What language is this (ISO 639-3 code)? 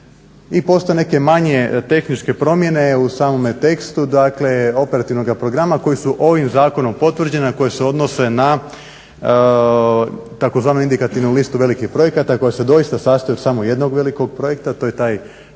hrv